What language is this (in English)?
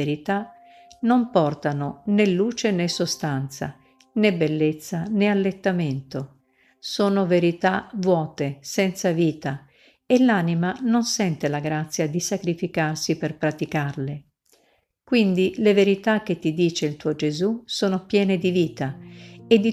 Italian